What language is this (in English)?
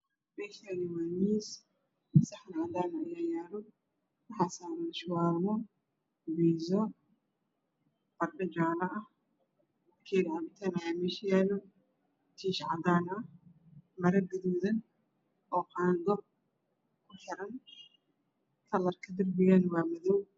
Somali